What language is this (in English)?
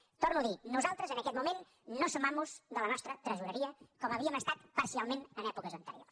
Catalan